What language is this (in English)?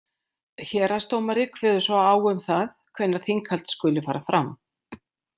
Icelandic